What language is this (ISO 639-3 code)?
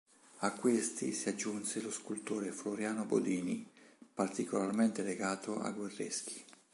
ita